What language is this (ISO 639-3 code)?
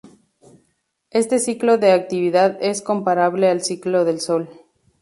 spa